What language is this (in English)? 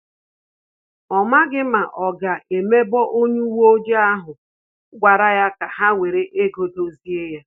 Igbo